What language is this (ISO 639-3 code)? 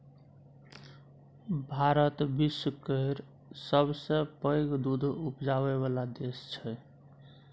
mai